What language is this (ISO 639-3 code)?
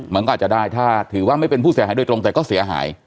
tha